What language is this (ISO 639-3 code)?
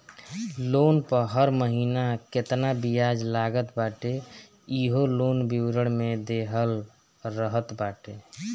bho